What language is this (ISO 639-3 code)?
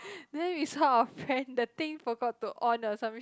eng